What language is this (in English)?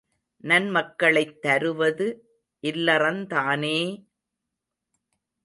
Tamil